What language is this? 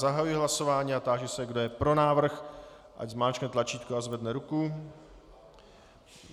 Czech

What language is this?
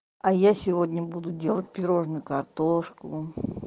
Russian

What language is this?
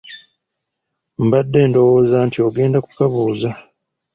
Ganda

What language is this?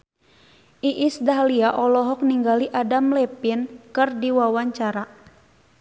Sundanese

